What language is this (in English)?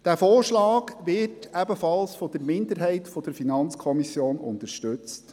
Swiss German